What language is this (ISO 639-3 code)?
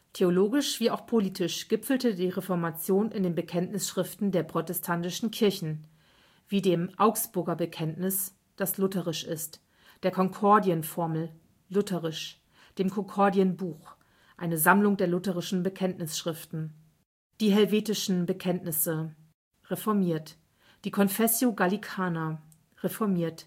deu